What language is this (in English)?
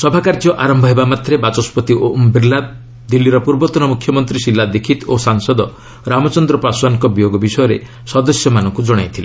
Odia